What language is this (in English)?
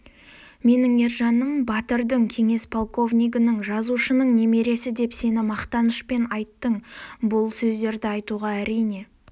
Kazakh